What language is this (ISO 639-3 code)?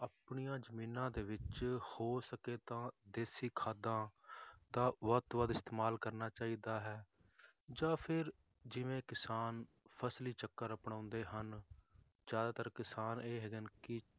pan